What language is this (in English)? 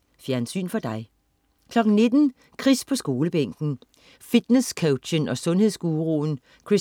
Danish